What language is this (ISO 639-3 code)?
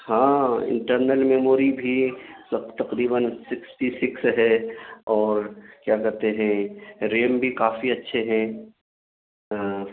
urd